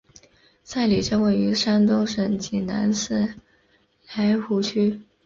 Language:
Chinese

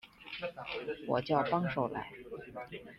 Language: Chinese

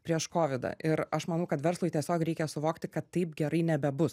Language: Lithuanian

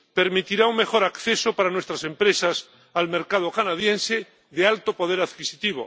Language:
Spanish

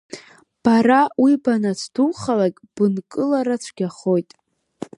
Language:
Abkhazian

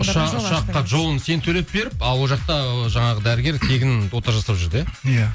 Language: Kazakh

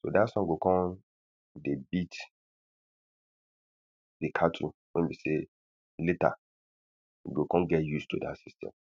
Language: Nigerian Pidgin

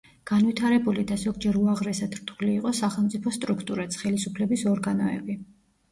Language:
Georgian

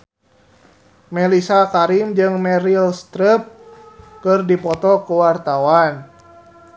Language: Sundanese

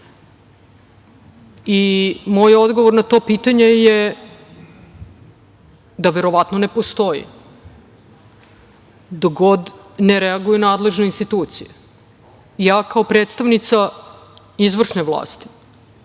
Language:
Serbian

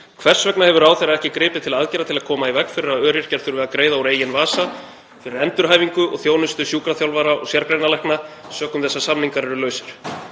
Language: Icelandic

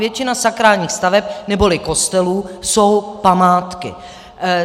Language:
Czech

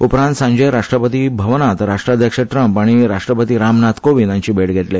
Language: Konkani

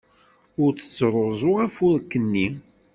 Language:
Kabyle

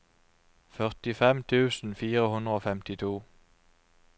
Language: Norwegian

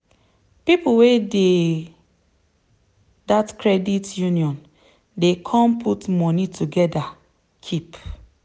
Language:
Nigerian Pidgin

